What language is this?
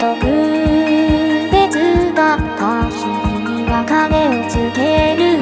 Japanese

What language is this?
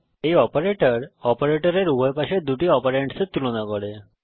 Bangla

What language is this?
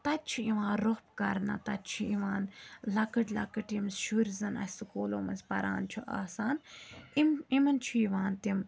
Kashmiri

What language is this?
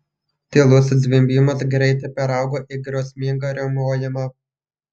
Lithuanian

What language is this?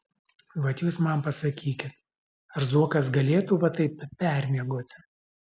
Lithuanian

